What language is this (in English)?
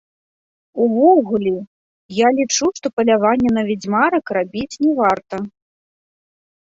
Belarusian